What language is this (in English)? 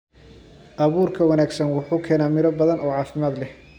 Somali